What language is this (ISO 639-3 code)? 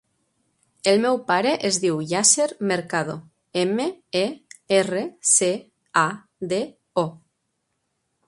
cat